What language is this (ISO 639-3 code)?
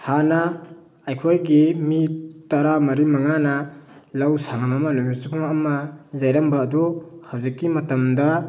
mni